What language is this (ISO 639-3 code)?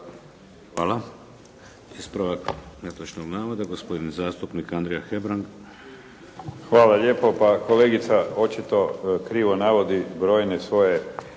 hrv